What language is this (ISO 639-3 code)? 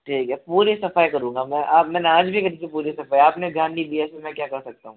hin